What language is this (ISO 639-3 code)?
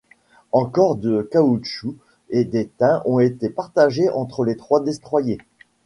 fra